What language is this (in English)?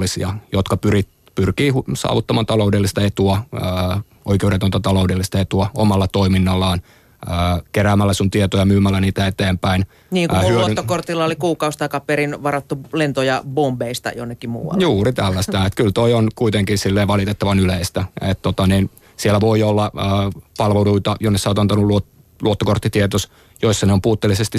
Finnish